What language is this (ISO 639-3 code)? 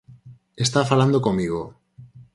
glg